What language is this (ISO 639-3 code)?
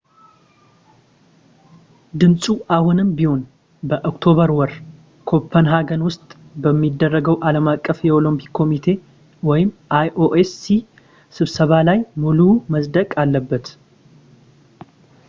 amh